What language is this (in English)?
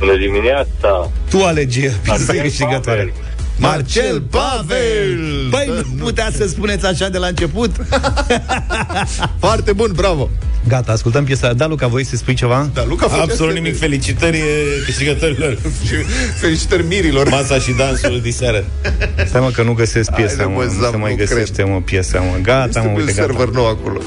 Romanian